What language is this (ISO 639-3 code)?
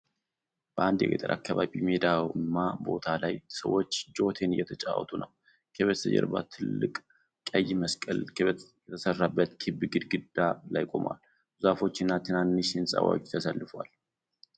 amh